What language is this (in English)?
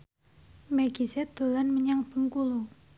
Javanese